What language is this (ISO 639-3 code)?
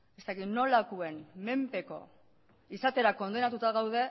eus